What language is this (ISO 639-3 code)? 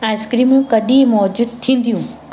snd